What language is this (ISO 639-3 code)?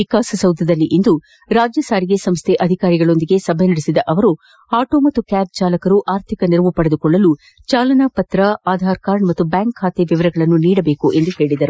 kan